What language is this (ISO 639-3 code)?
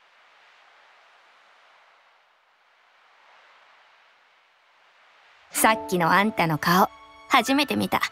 jpn